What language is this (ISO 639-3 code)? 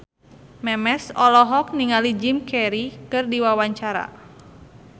sun